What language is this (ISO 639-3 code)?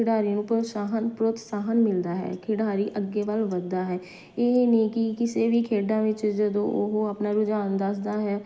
pan